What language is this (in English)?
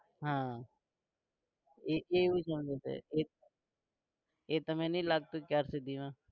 Gujarati